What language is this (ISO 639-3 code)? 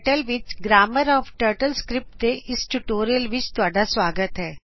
pan